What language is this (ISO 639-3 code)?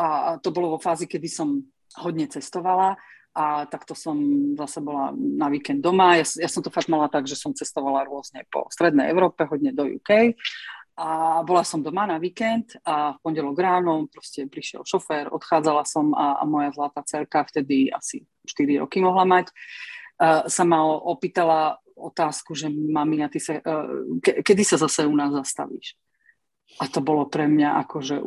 slk